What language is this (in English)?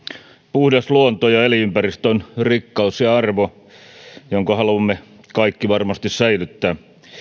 Finnish